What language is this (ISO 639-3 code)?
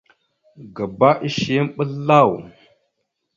mxu